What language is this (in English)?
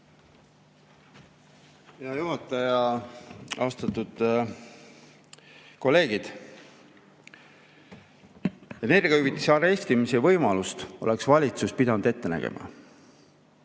Estonian